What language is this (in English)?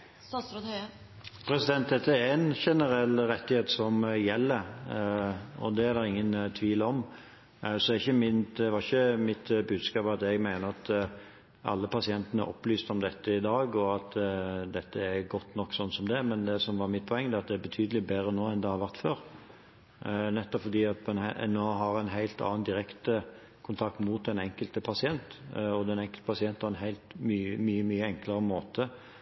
Norwegian